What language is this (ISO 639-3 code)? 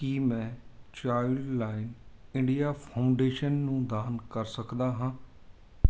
pan